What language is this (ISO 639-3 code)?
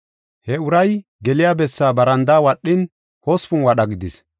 gof